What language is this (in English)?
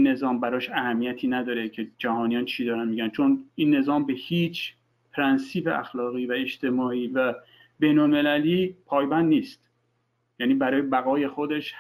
Persian